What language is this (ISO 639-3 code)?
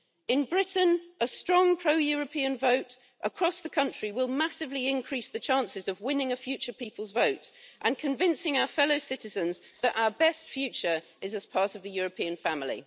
eng